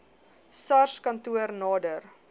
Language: Afrikaans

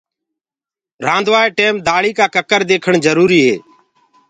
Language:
Gurgula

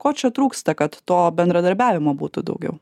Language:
Lithuanian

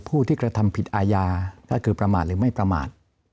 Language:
Thai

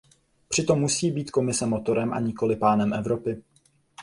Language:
Czech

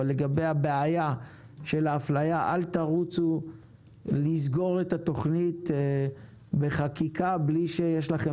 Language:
Hebrew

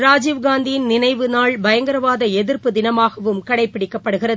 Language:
Tamil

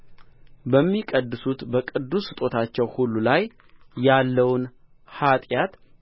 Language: Amharic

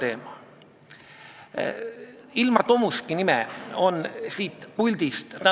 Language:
Estonian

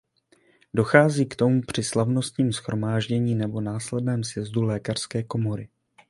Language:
Czech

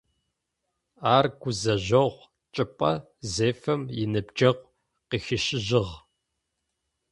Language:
Adyghe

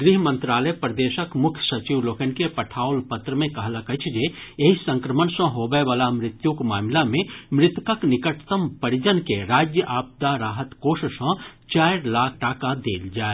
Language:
Maithili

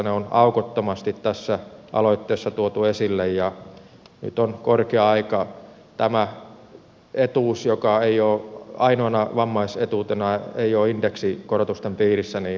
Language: Finnish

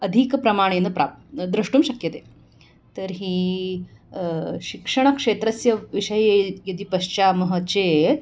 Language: Sanskrit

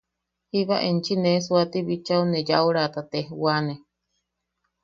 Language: Yaqui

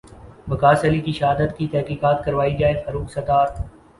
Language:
Urdu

